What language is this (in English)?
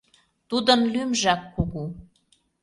Mari